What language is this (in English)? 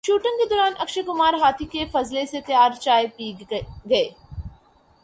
Urdu